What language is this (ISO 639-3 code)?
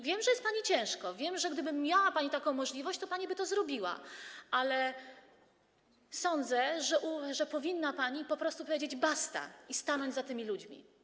pol